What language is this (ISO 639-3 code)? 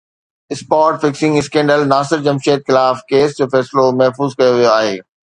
snd